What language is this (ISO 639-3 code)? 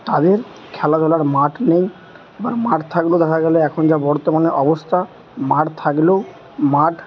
ben